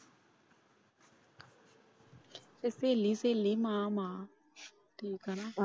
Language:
Punjabi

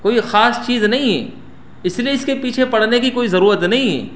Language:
Urdu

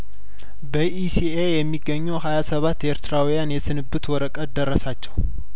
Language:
Amharic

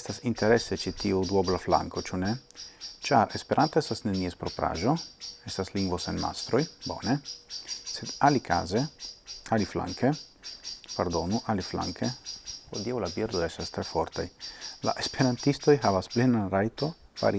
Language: Italian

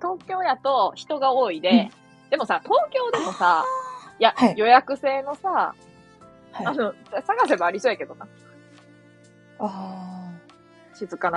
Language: Japanese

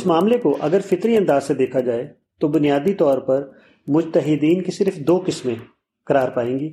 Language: Urdu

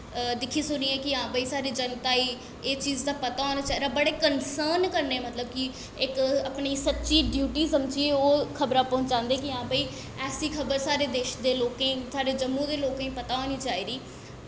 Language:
Dogri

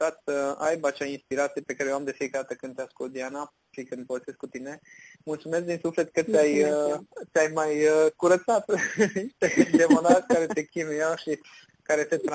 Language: Romanian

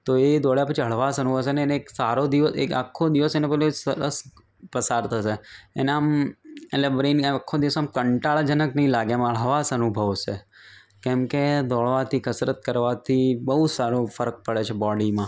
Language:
Gujarati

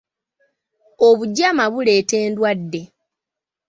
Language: Ganda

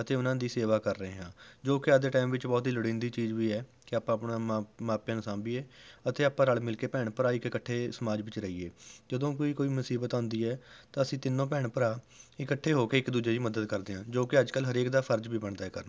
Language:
Punjabi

